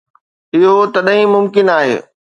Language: Sindhi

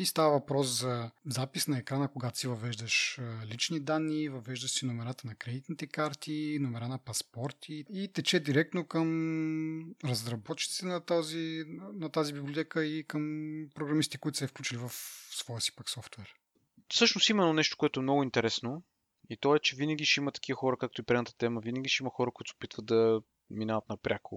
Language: Bulgarian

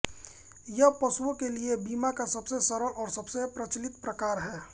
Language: Hindi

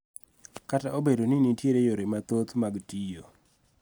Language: Luo (Kenya and Tanzania)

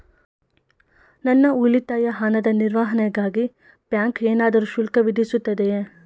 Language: Kannada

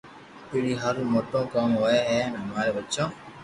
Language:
Loarki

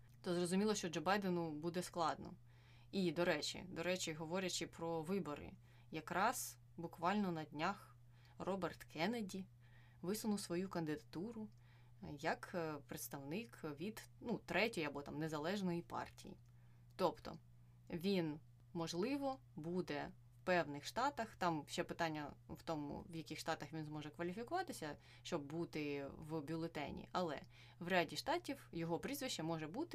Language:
Ukrainian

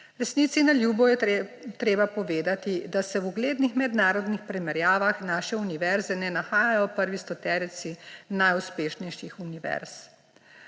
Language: Slovenian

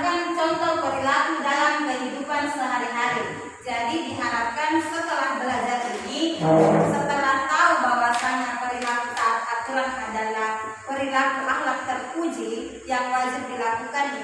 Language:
Indonesian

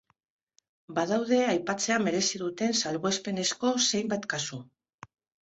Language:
Basque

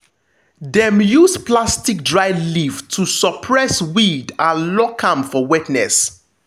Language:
Nigerian Pidgin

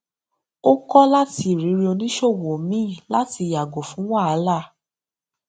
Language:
Yoruba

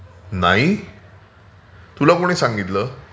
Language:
Marathi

